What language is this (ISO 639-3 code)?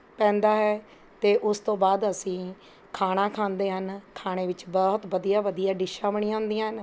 pan